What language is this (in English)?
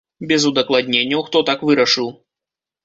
Belarusian